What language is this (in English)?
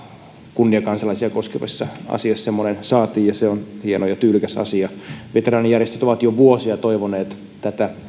Finnish